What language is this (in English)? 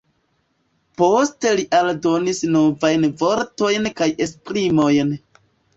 Esperanto